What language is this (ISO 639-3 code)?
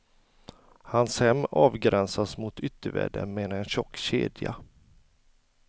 swe